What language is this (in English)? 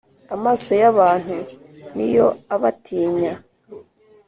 Kinyarwanda